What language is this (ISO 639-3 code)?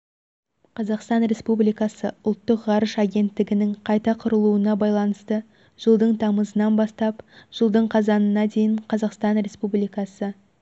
kaz